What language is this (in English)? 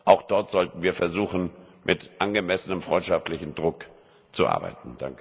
German